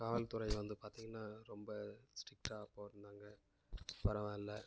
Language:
Tamil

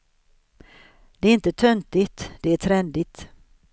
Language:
Swedish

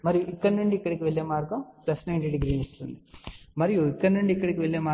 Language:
Telugu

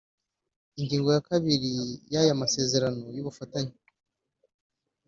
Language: Kinyarwanda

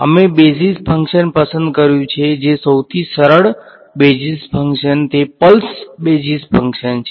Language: Gujarati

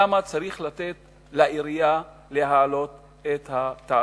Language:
Hebrew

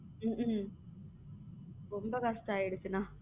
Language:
Tamil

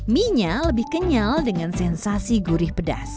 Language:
Indonesian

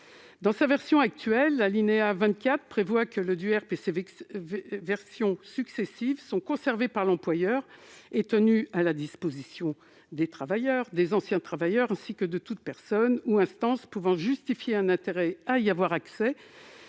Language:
French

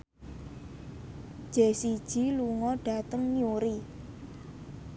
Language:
Javanese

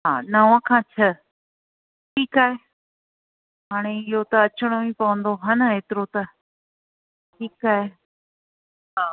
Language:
Sindhi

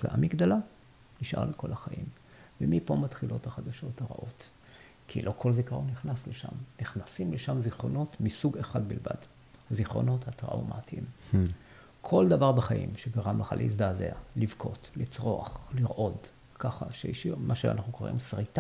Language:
Hebrew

